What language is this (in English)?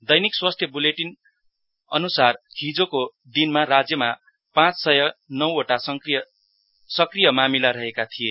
Nepali